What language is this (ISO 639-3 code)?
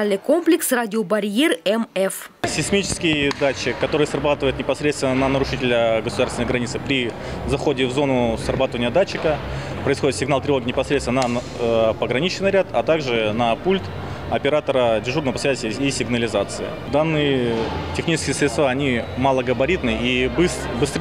rus